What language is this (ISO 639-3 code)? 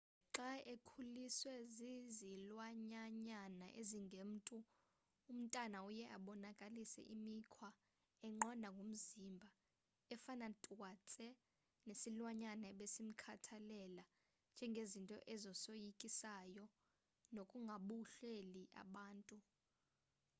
xho